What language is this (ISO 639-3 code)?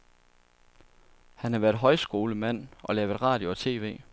dan